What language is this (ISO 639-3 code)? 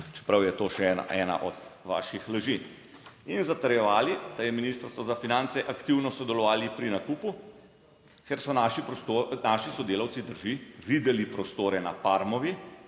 slv